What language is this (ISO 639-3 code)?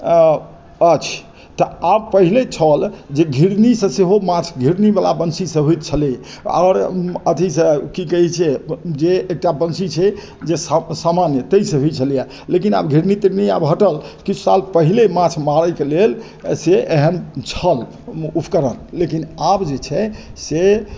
mai